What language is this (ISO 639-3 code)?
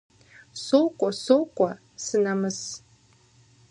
kbd